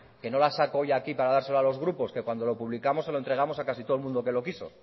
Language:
Spanish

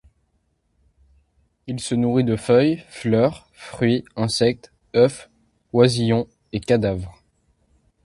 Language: French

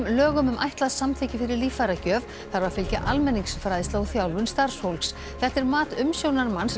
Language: Icelandic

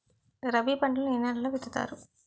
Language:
Telugu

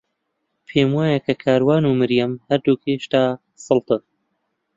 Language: Central Kurdish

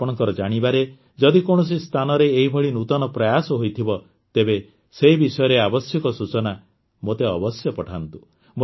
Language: Odia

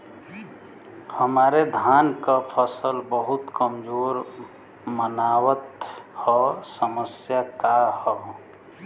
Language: Bhojpuri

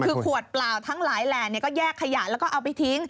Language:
Thai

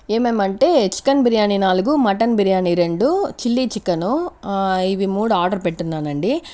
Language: Telugu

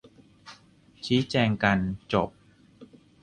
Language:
Thai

